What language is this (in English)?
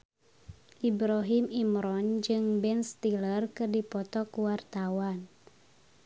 Sundanese